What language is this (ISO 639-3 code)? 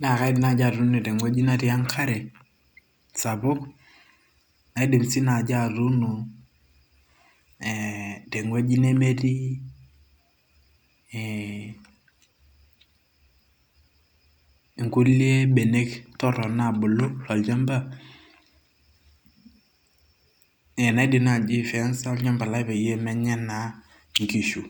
mas